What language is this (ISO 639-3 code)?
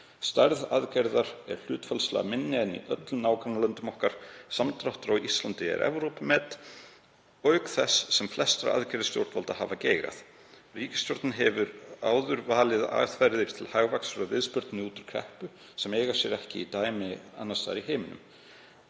isl